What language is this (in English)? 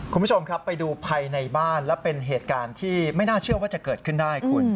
Thai